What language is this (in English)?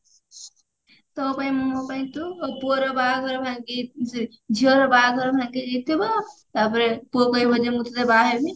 Odia